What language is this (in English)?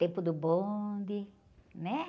Portuguese